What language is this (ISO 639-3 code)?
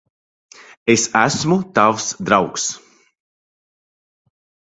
lav